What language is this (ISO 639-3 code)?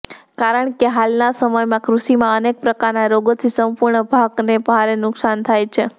guj